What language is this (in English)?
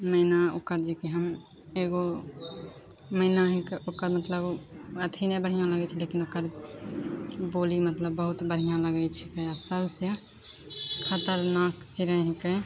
Maithili